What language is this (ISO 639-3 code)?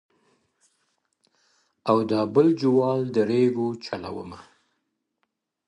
pus